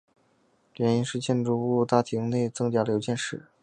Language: Chinese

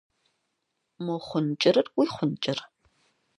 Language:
Kabardian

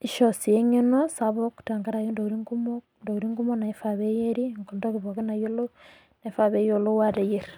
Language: Masai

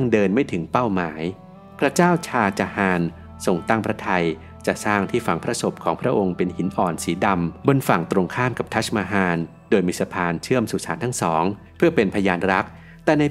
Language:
Thai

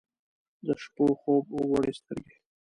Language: Pashto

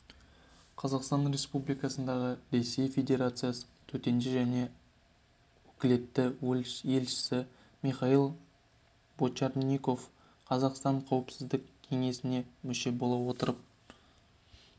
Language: Kazakh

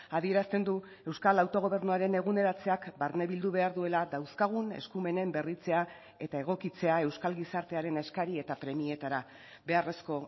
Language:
Basque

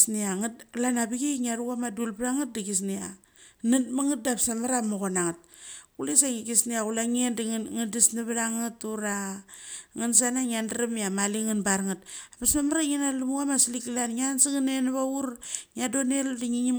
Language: Mali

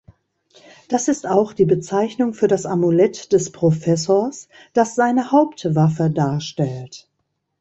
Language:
German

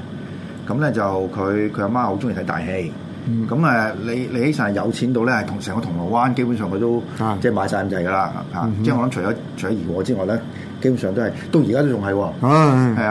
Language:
Chinese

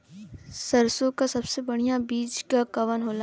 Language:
Bhojpuri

